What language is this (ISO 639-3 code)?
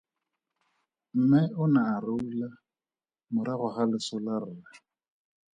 tsn